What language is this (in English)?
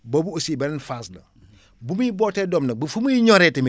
Wolof